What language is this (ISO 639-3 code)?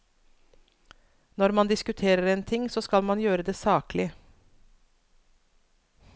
nor